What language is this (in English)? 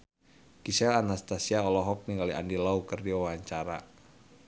Sundanese